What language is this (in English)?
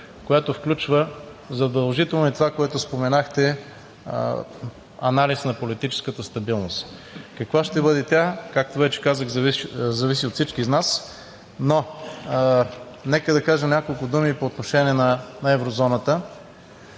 Bulgarian